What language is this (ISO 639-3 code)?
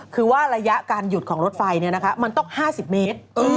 tha